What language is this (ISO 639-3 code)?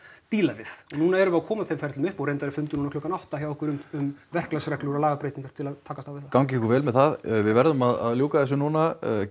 isl